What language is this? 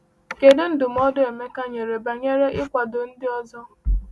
Igbo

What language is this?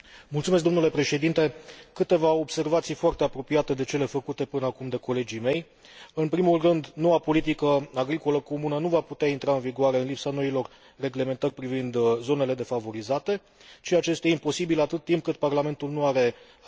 Romanian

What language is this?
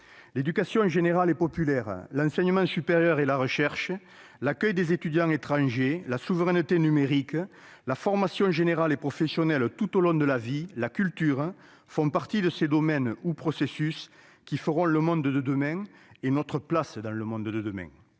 French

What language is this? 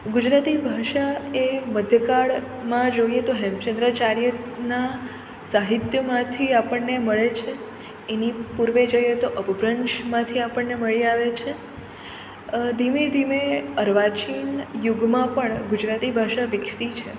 Gujarati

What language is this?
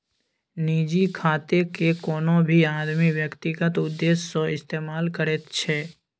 Maithili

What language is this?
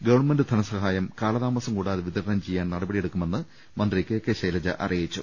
Malayalam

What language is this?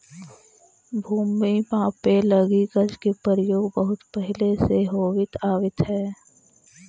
Magahi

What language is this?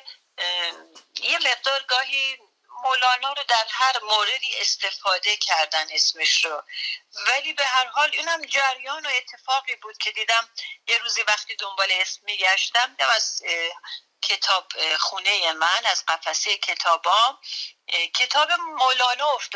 Persian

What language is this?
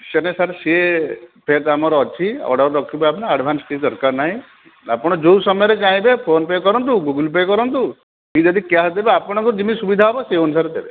Odia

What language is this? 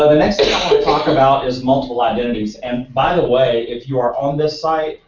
English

